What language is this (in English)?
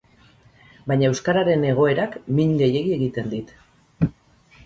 Basque